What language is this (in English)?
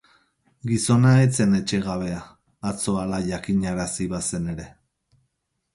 Basque